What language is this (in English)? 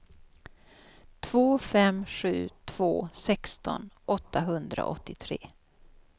Swedish